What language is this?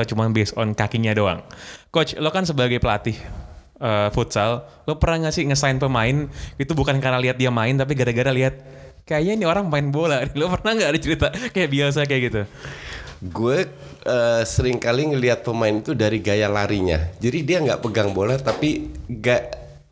Indonesian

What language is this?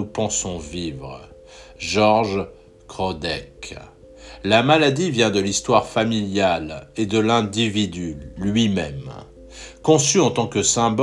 French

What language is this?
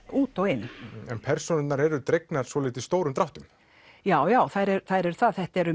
Icelandic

